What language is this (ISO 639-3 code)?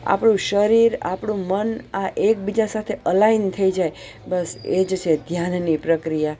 guj